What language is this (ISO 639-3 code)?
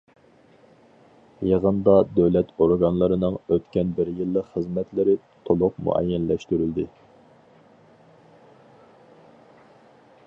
uig